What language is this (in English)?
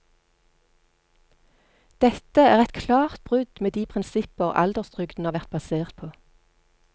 Norwegian